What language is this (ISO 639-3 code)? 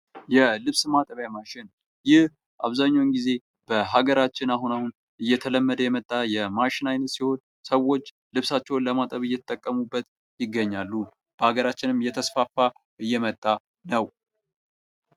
amh